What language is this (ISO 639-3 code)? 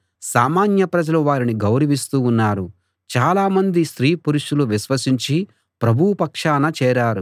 tel